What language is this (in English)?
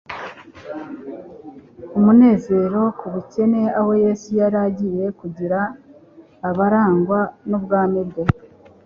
Kinyarwanda